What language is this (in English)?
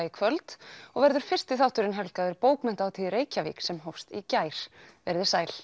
Icelandic